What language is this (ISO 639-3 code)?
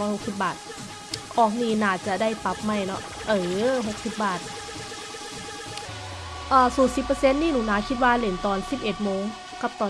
tha